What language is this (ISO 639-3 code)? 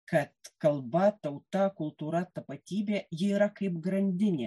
lit